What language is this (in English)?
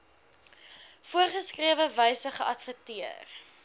Afrikaans